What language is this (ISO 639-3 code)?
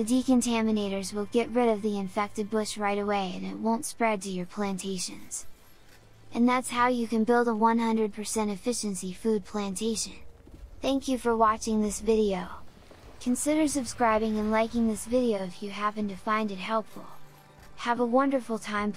eng